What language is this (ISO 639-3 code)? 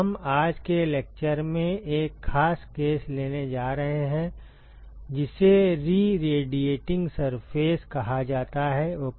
hin